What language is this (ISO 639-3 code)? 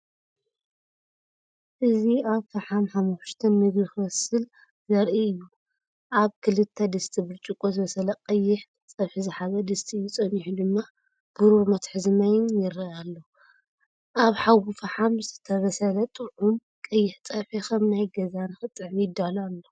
tir